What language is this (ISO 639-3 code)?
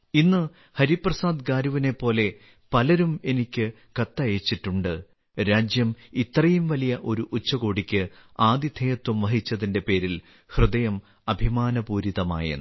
mal